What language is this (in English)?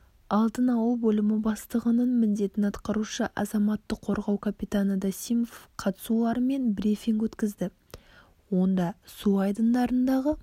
Kazakh